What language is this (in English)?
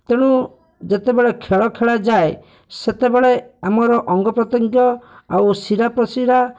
Odia